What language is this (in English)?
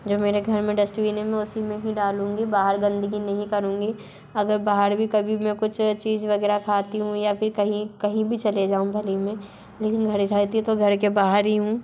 Hindi